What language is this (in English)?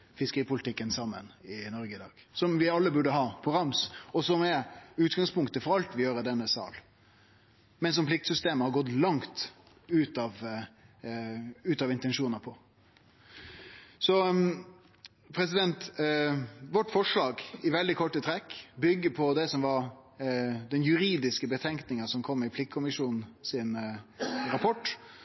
Norwegian Nynorsk